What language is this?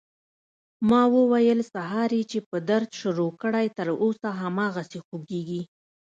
Pashto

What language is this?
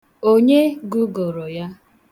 Igbo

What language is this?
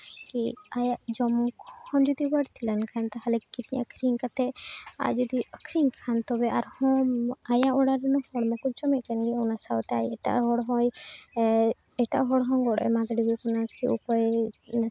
Santali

